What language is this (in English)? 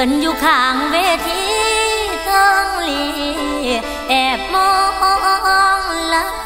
Thai